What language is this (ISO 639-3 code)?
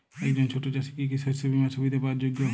ben